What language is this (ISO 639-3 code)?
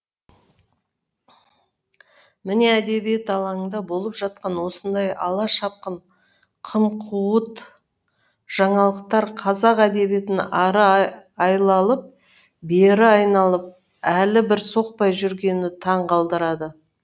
kaz